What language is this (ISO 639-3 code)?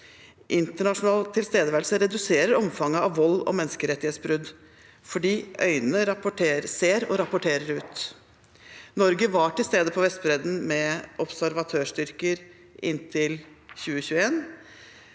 nor